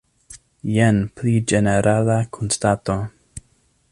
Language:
Esperanto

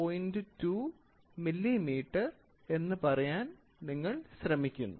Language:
Malayalam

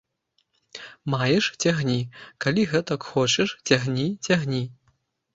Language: Belarusian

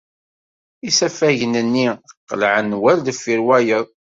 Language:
Kabyle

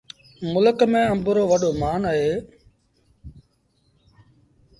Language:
Sindhi Bhil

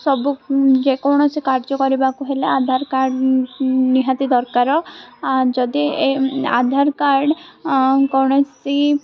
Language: Odia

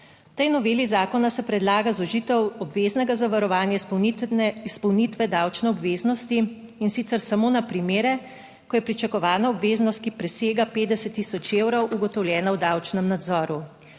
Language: Slovenian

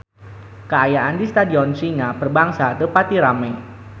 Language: Sundanese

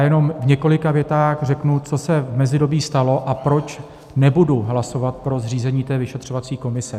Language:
Czech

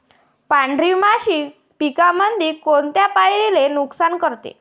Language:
Marathi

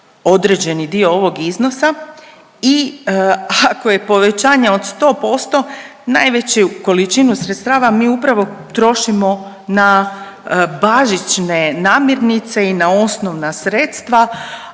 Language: Croatian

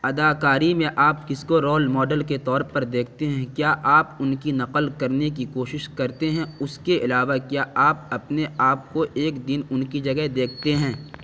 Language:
Urdu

